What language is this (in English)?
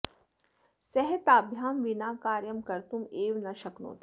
Sanskrit